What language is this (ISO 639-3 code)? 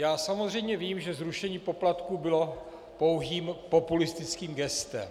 ces